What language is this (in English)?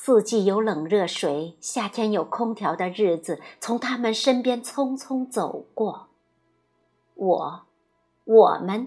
Chinese